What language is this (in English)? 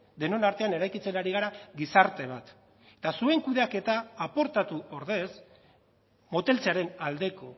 Basque